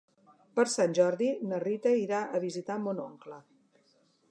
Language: Catalan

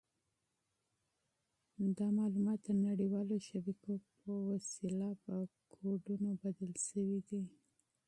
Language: Pashto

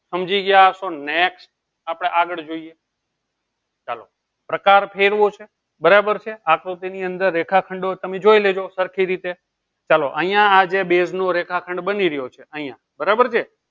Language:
Gujarati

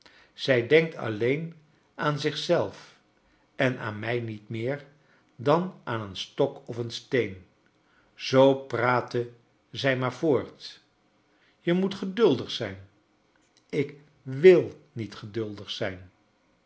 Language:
Dutch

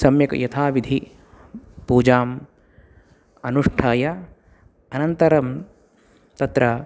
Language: Sanskrit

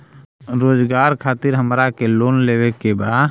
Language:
Bhojpuri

